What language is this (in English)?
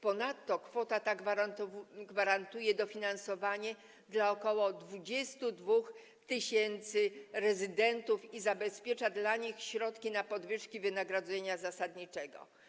Polish